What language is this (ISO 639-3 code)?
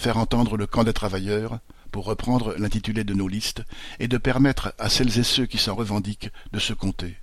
fra